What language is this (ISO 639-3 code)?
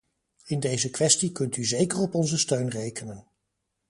nld